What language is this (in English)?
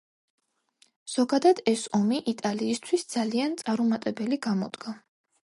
Georgian